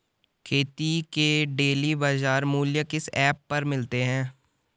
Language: Hindi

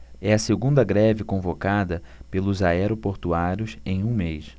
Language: Portuguese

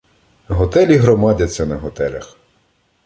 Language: Ukrainian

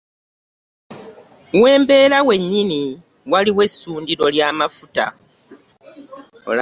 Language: Ganda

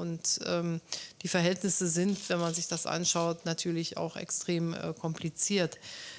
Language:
German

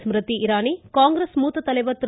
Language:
Tamil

